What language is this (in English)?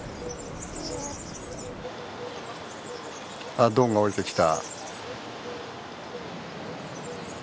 Japanese